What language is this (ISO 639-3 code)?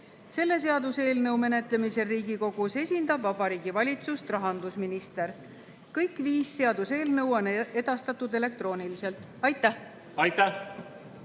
est